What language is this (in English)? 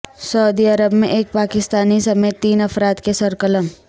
Urdu